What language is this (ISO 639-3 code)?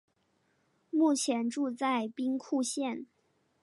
zho